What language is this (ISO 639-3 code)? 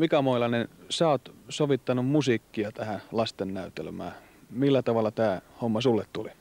fin